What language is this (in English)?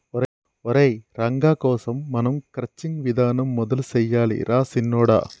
Telugu